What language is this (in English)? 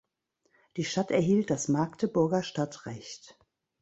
German